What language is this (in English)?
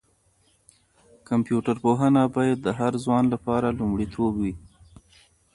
Pashto